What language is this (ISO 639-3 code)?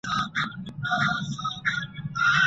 pus